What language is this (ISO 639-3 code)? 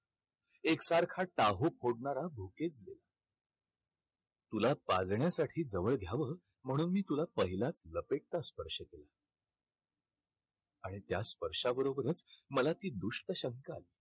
mar